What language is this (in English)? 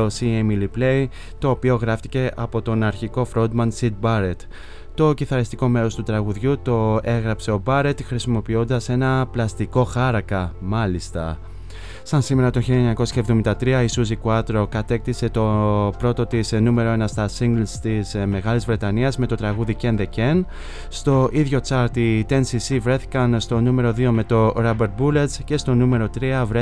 Greek